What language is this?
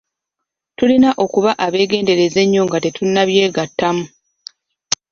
Ganda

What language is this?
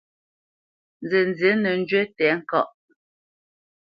Bamenyam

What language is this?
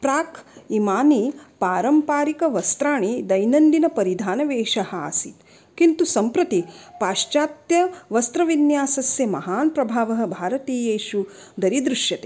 Sanskrit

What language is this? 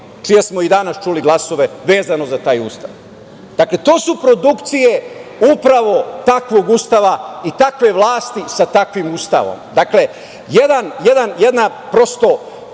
Serbian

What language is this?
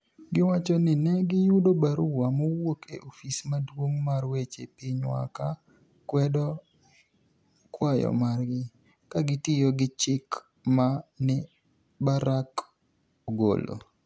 Luo (Kenya and Tanzania)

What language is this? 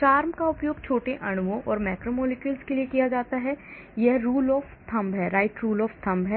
Hindi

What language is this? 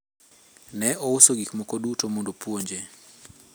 Luo (Kenya and Tanzania)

